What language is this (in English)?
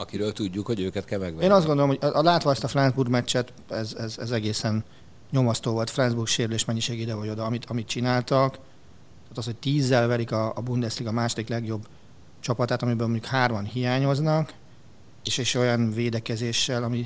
Hungarian